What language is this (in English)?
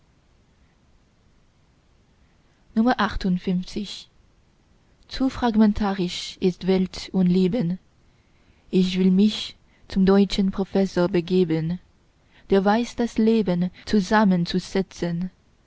German